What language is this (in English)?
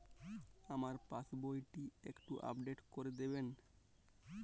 Bangla